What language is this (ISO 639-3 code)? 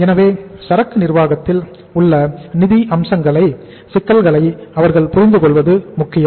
tam